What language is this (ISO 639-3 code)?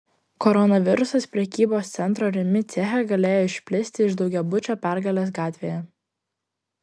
lit